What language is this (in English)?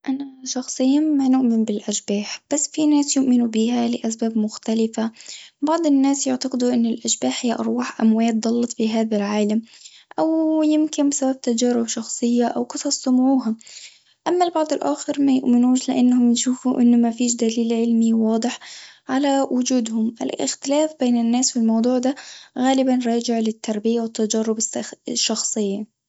Tunisian Arabic